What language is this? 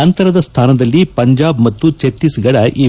Kannada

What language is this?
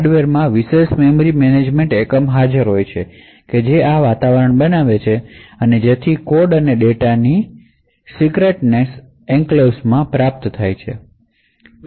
Gujarati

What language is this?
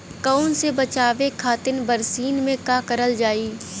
Bhojpuri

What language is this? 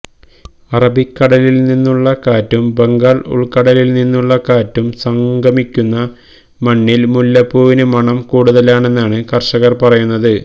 Malayalam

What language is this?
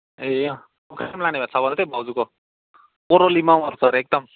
Nepali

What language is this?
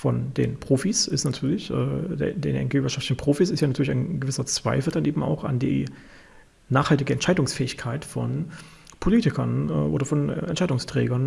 German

